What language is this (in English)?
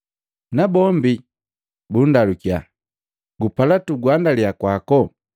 Matengo